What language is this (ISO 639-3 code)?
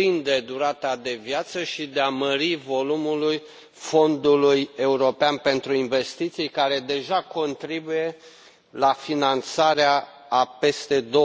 ron